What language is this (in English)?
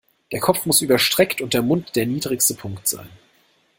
German